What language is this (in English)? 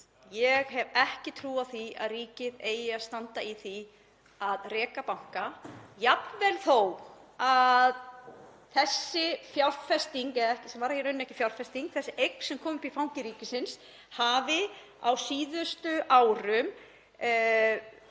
Icelandic